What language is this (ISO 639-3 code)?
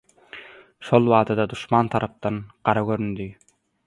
tuk